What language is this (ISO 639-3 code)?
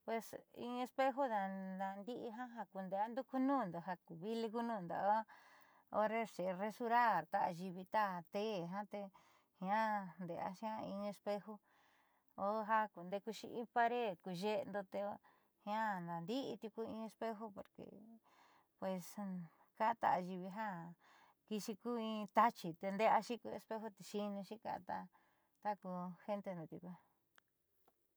mxy